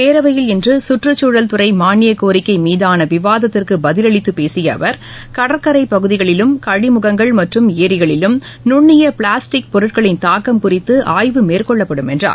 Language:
Tamil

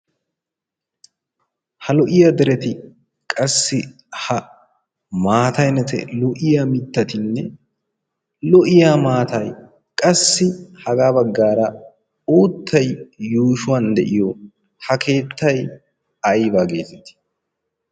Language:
Wolaytta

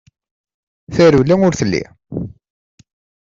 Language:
Kabyle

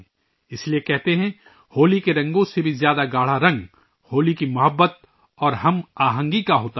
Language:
Urdu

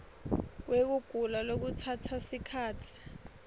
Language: Swati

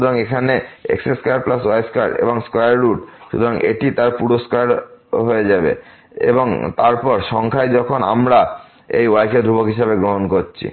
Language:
Bangla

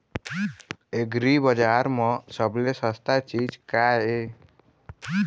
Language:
Chhattisgarhi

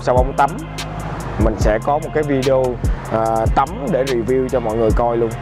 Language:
Vietnamese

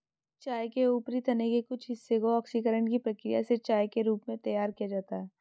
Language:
Hindi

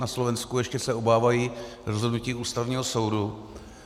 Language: Czech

